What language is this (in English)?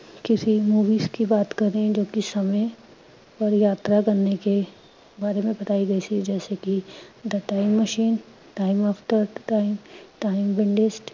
Punjabi